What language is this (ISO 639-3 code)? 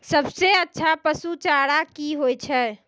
mai